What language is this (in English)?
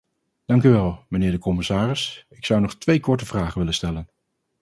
Dutch